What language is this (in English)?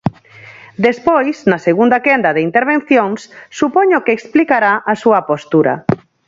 Galician